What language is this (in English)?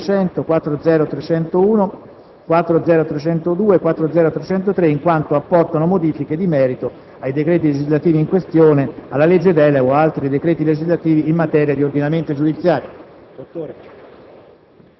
Italian